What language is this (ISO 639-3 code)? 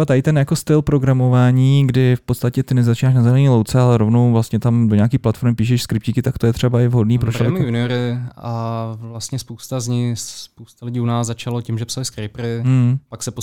ces